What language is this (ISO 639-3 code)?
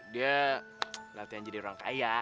ind